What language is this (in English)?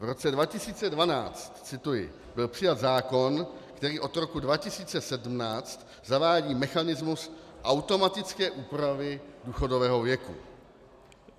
Czech